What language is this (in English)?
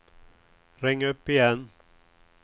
Swedish